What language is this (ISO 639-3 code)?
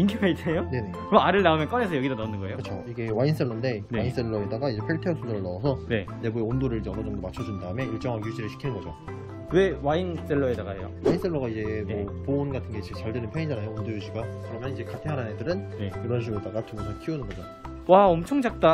kor